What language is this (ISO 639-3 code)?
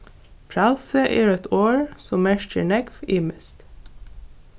fao